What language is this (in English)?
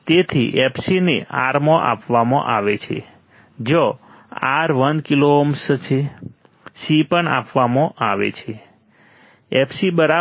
Gujarati